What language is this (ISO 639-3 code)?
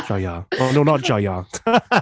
cym